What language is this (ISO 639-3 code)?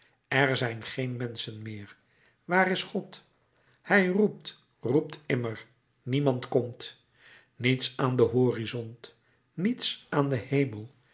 nld